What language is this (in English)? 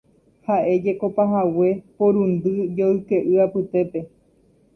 Guarani